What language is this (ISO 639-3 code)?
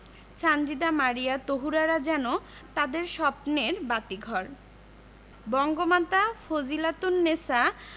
ben